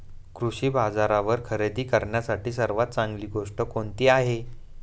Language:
Marathi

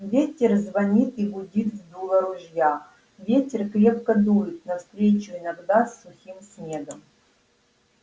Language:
Russian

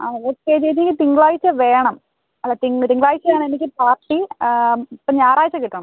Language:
Malayalam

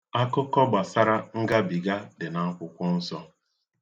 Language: Igbo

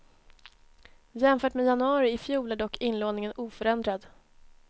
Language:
Swedish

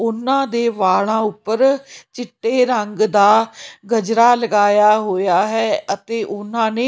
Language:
Punjabi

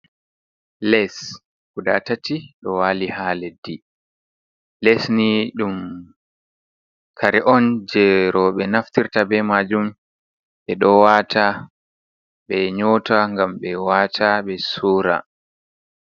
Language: Fula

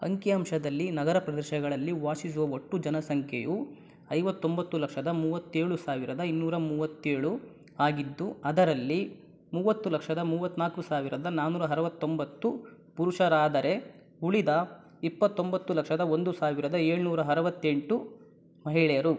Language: Kannada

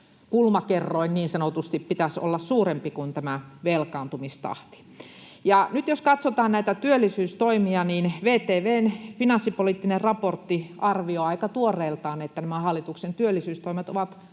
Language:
Finnish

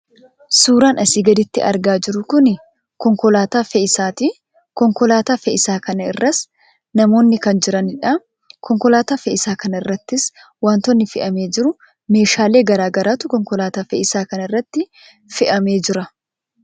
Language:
Oromo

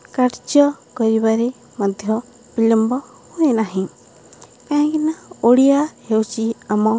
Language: Odia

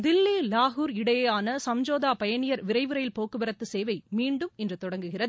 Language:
Tamil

